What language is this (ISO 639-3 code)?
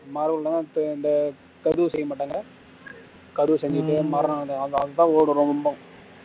tam